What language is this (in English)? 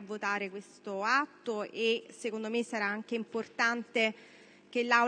Italian